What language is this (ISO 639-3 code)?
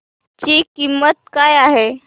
mar